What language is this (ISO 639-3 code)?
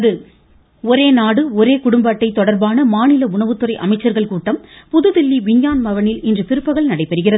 tam